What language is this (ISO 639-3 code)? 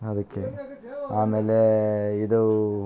kan